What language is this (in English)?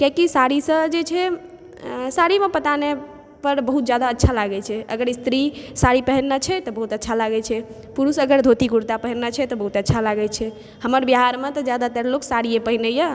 Maithili